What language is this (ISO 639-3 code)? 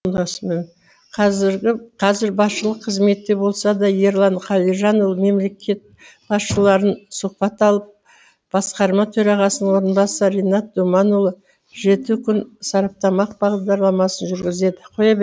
kaz